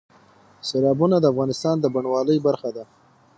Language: Pashto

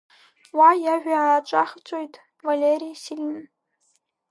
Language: Abkhazian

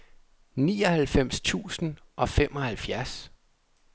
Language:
Danish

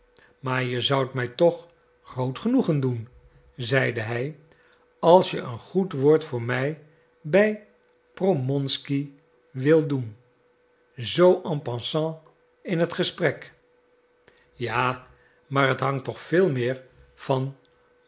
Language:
Dutch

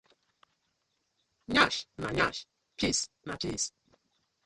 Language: Nigerian Pidgin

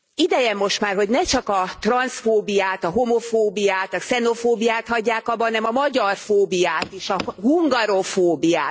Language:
Hungarian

